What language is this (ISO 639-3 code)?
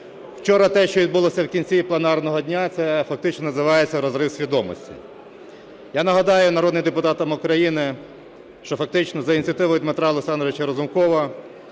ukr